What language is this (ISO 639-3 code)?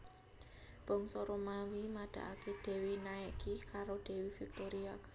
jav